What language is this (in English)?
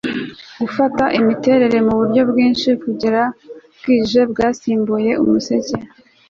Kinyarwanda